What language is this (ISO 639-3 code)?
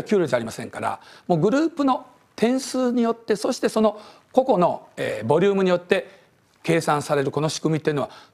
jpn